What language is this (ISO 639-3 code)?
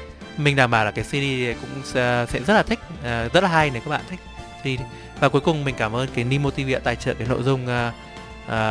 vie